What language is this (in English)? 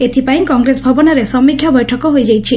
Odia